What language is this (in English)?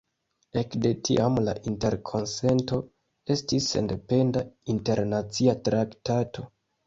Esperanto